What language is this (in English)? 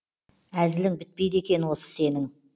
Kazakh